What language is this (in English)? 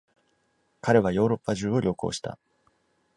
Japanese